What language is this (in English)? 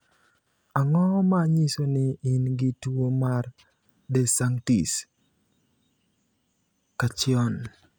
Luo (Kenya and Tanzania)